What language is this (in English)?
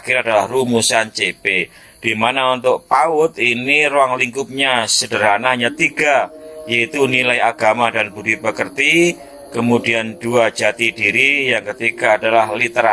Indonesian